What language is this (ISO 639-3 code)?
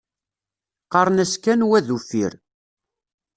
kab